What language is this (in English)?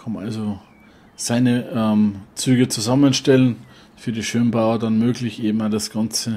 German